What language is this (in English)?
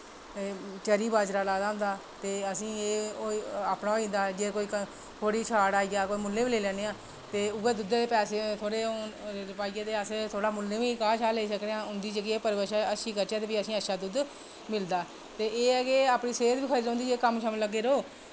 Dogri